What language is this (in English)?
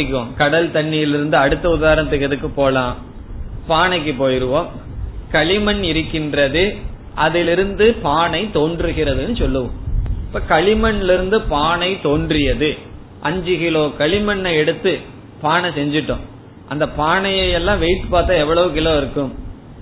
Tamil